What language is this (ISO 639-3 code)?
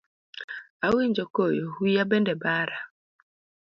luo